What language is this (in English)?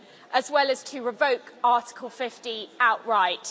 English